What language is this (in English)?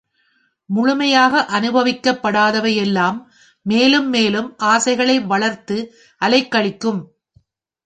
Tamil